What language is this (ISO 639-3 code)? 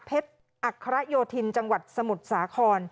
tha